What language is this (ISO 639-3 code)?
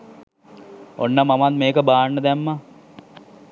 sin